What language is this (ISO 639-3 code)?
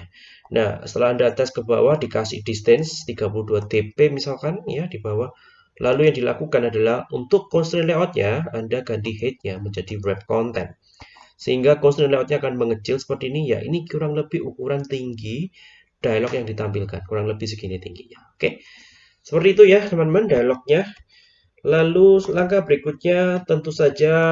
ind